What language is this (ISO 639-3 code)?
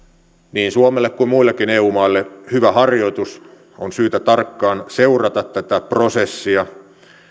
fin